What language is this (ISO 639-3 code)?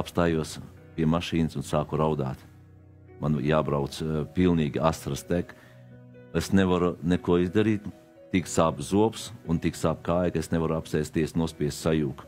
lav